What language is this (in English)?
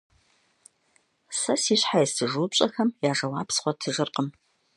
Kabardian